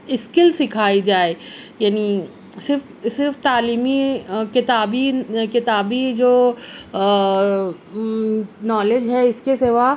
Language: Urdu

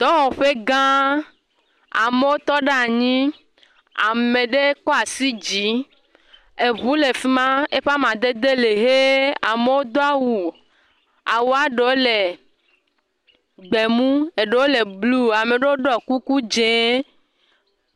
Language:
Ewe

